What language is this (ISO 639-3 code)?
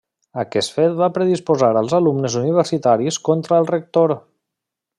cat